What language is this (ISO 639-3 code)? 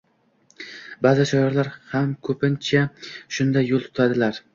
uzb